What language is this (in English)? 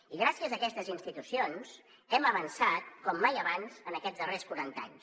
Catalan